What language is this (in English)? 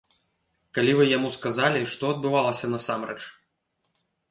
Belarusian